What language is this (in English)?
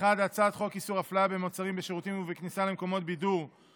Hebrew